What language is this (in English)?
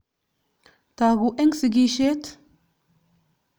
Kalenjin